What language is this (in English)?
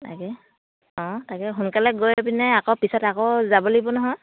Assamese